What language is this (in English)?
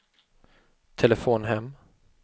Swedish